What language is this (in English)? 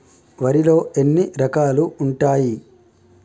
Telugu